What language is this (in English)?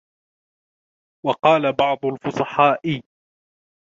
Arabic